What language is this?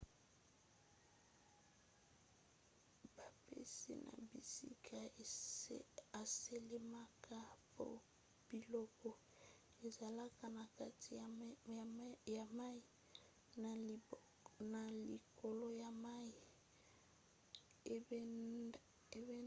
Lingala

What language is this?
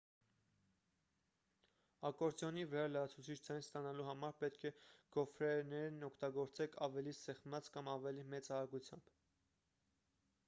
Armenian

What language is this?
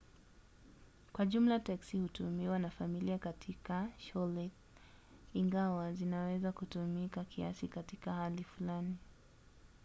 Swahili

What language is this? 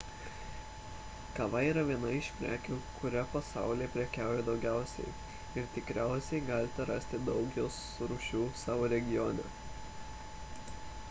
Lithuanian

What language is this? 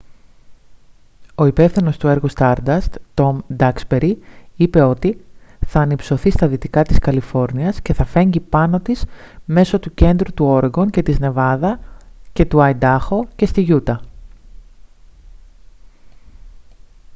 Greek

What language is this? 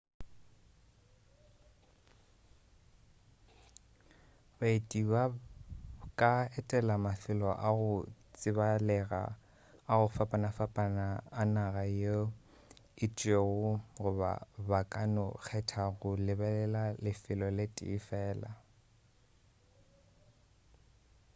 Northern Sotho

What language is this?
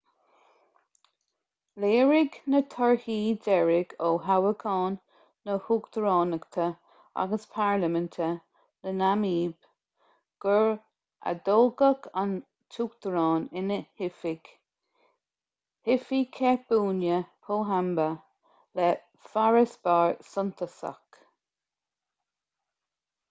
Irish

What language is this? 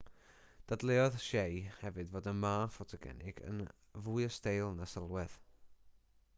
Welsh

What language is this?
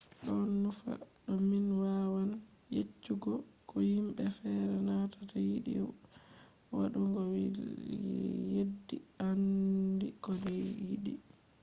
Fula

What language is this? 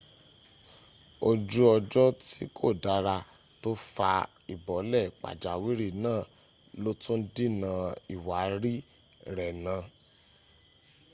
Yoruba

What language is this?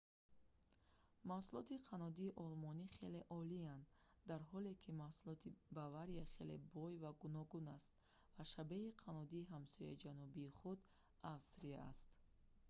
Tajik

